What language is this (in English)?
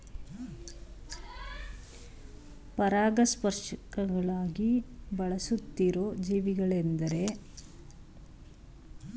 Kannada